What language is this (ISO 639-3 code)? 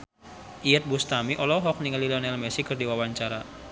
sun